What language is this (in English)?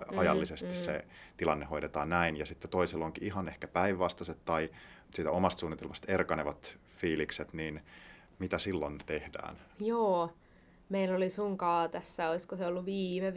Finnish